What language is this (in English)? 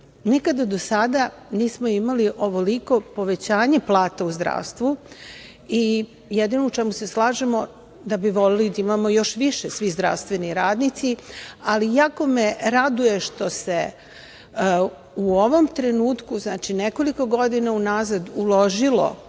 Serbian